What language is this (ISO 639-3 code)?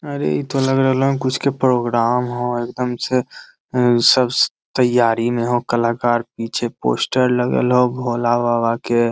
mag